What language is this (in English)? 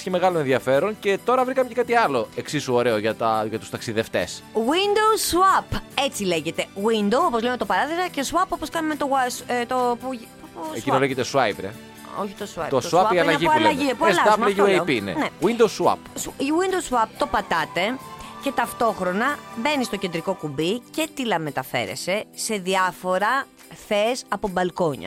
Greek